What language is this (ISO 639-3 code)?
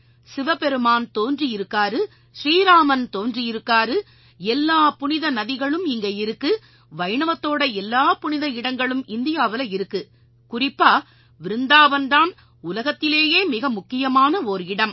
tam